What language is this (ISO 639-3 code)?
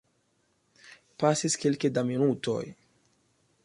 epo